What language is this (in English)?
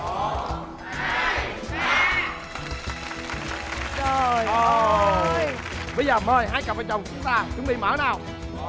Vietnamese